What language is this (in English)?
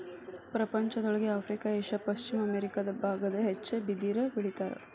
Kannada